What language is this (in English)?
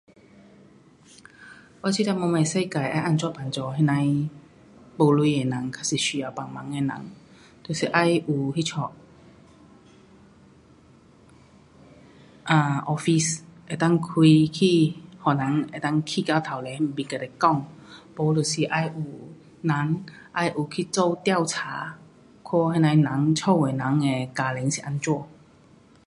Pu-Xian Chinese